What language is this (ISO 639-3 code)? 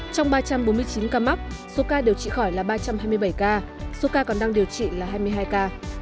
vie